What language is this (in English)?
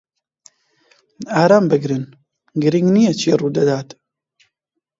Central Kurdish